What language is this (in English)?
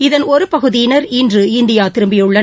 Tamil